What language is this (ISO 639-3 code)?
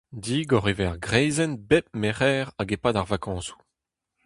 bre